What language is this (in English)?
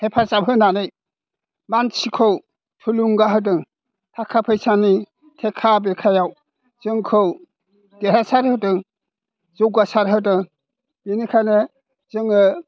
Bodo